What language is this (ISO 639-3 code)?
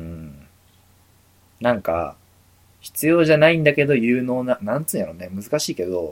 jpn